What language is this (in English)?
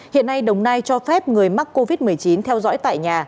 Vietnamese